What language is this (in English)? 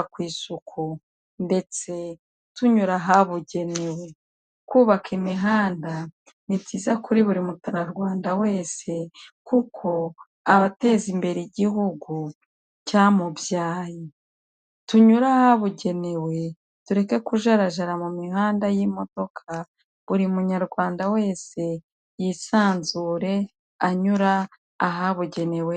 Kinyarwanda